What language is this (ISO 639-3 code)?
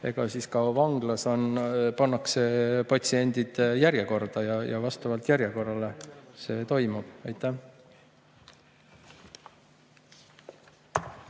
est